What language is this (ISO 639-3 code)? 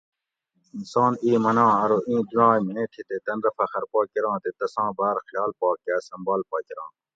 gwc